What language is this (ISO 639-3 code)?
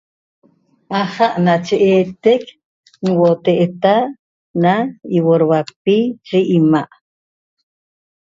tob